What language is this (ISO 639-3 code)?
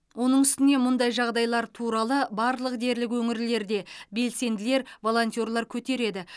kaz